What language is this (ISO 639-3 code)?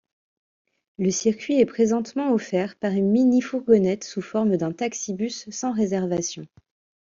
fra